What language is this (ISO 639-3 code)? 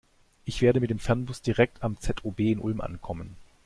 deu